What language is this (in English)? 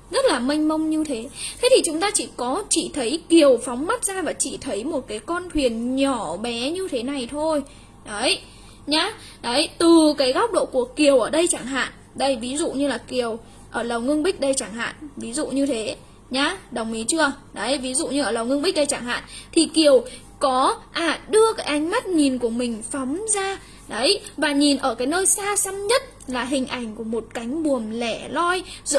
Vietnamese